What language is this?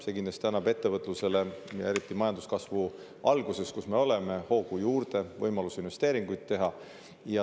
Estonian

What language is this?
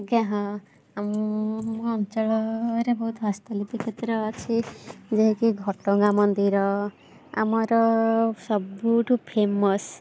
Odia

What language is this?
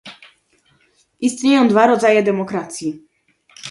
Polish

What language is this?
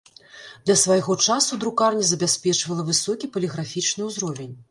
Belarusian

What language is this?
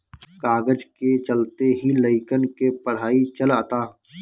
Bhojpuri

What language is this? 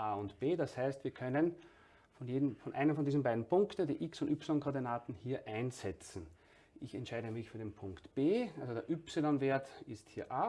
German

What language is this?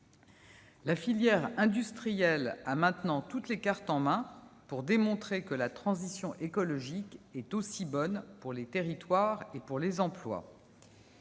French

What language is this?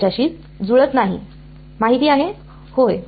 Marathi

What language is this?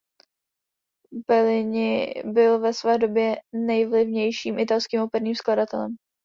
Czech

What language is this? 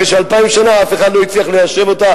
Hebrew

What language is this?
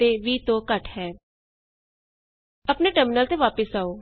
Punjabi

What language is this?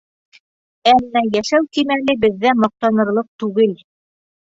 Bashkir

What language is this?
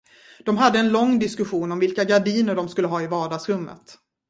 Swedish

